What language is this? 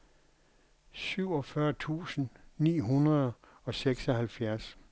Danish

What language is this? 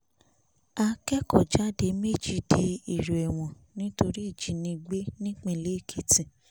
Yoruba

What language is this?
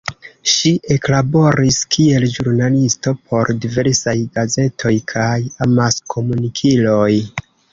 Esperanto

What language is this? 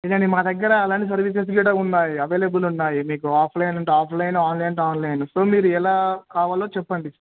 Telugu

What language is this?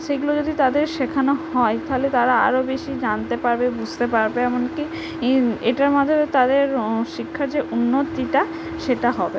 Bangla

